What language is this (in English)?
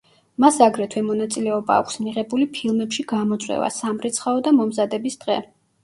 Georgian